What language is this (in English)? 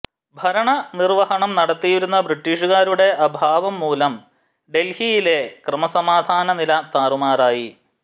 Malayalam